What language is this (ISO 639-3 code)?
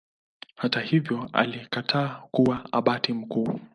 swa